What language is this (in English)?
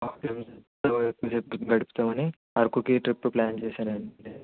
Telugu